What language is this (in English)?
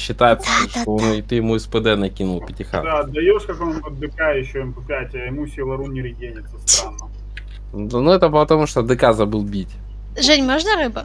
Russian